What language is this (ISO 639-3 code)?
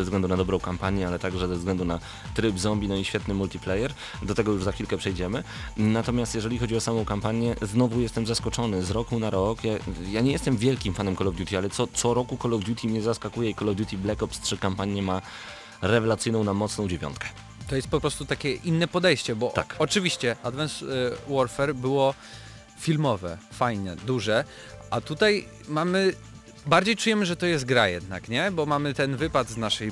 pol